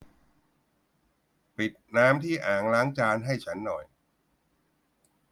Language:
Thai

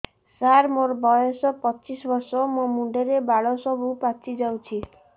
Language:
Odia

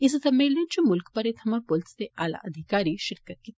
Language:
Dogri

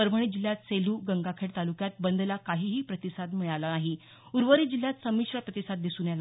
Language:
Marathi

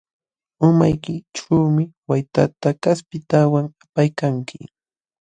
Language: Jauja Wanca Quechua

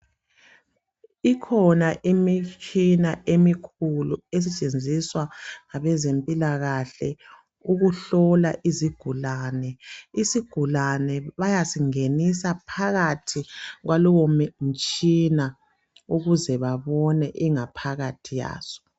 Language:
North Ndebele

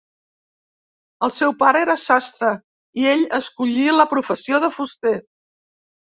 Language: Catalan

